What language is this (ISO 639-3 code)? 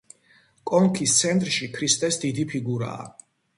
kat